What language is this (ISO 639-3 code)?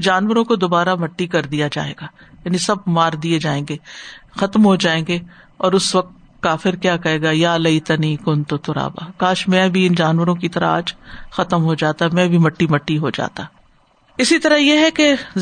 urd